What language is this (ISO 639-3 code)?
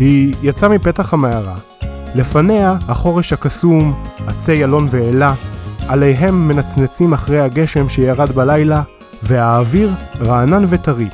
heb